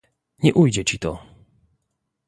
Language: Polish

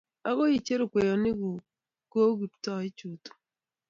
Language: Kalenjin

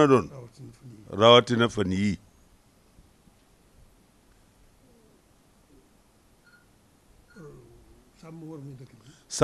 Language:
Arabic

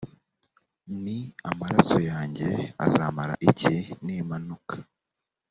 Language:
Kinyarwanda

